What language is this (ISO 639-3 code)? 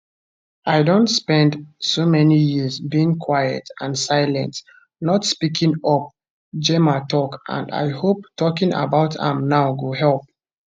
pcm